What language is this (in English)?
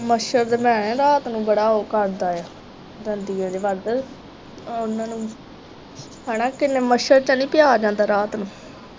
Punjabi